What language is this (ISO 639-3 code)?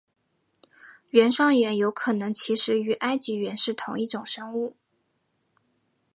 zho